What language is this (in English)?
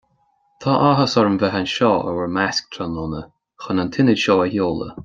Irish